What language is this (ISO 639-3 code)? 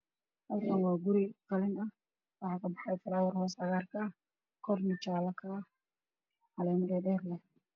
som